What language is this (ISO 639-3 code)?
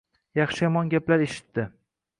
uzb